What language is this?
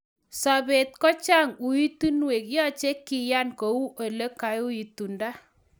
Kalenjin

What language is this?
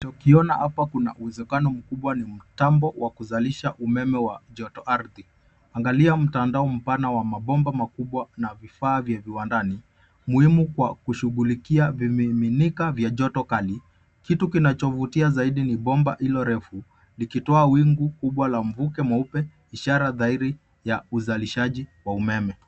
Swahili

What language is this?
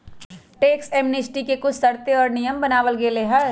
Magahi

